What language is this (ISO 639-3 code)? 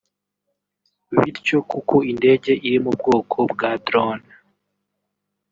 kin